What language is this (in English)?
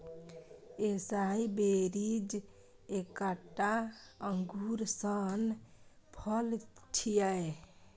Maithili